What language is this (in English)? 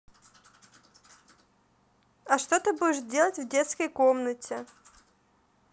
Russian